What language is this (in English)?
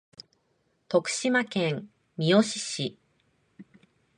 Japanese